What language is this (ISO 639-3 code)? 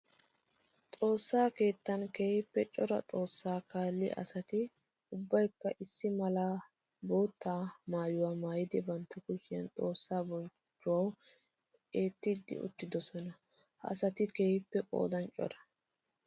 wal